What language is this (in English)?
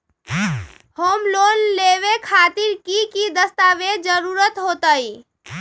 Magahi